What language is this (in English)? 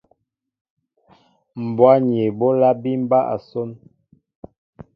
Mbo (Cameroon)